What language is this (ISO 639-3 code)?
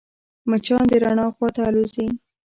pus